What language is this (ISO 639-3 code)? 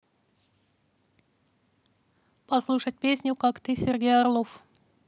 rus